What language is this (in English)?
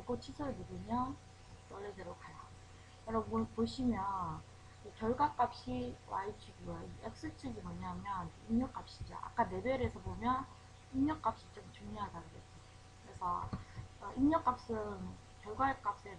Korean